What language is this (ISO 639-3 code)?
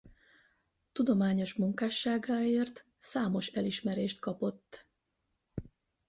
hun